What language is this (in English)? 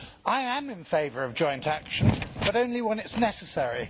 English